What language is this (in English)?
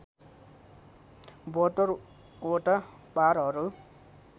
Nepali